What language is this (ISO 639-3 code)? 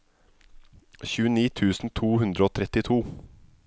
nor